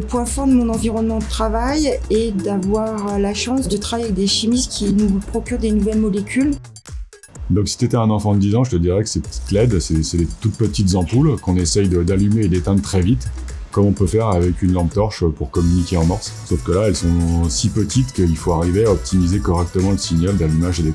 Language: French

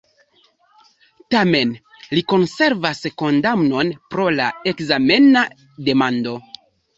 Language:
Esperanto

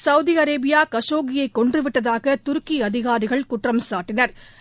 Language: Tamil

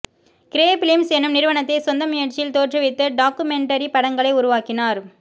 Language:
Tamil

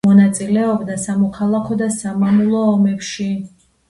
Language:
Georgian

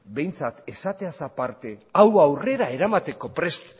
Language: Basque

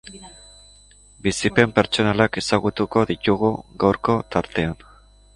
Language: Basque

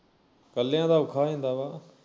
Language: Punjabi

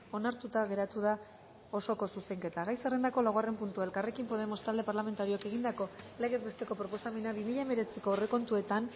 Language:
Basque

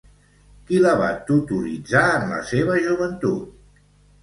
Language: Catalan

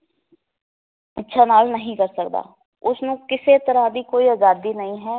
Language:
Punjabi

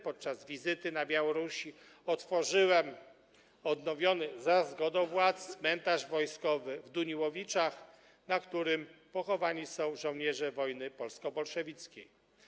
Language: Polish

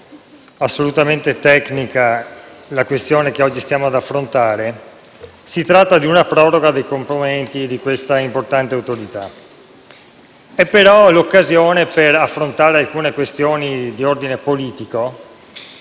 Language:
Italian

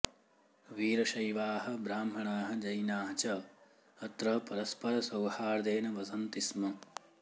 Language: Sanskrit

